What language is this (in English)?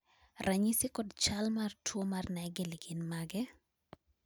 Luo (Kenya and Tanzania)